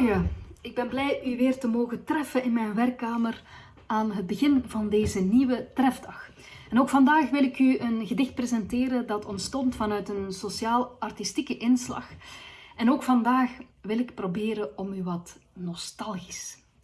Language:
Dutch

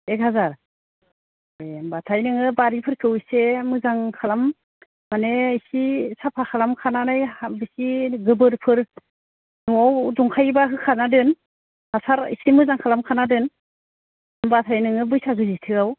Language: Bodo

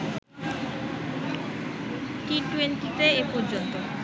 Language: Bangla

